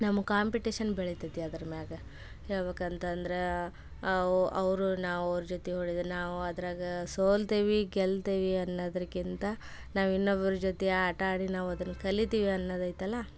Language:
Kannada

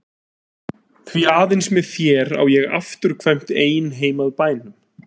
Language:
Icelandic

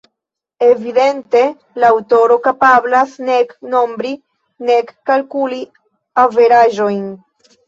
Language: Esperanto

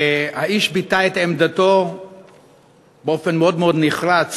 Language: Hebrew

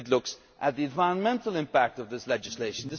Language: English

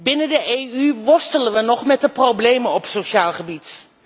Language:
Dutch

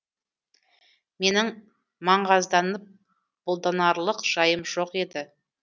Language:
Kazakh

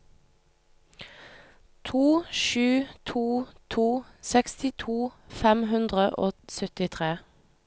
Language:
Norwegian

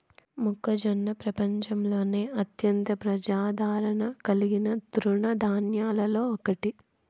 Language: Telugu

